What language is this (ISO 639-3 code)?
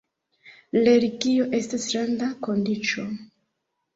epo